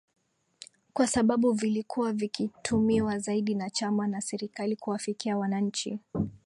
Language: Swahili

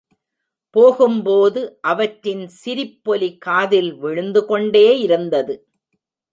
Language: Tamil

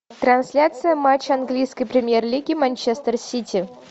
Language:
Russian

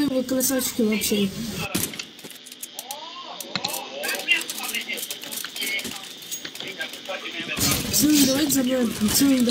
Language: Russian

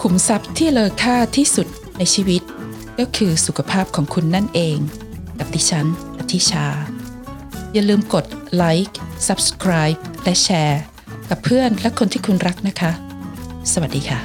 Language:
Thai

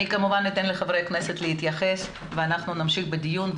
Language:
Hebrew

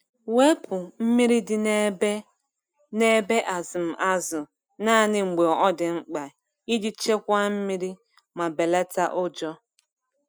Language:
Igbo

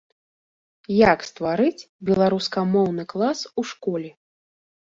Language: Belarusian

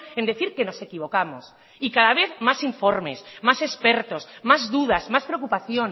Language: Spanish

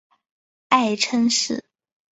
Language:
Chinese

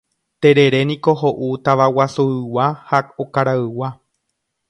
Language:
Guarani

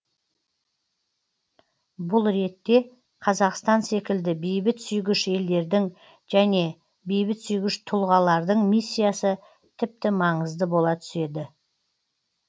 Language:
Kazakh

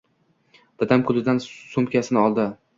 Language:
Uzbek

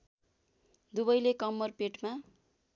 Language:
Nepali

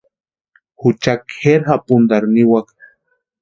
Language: Western Highland Purepecha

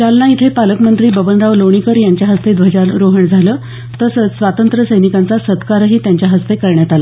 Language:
Marathi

